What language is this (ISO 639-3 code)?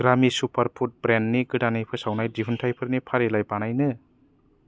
brx